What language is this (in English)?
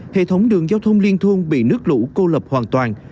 Vietnamese